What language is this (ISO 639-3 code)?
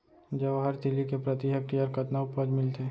hne